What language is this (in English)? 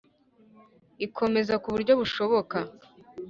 Kinyarwanda